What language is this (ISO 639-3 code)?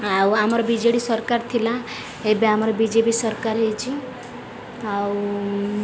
ori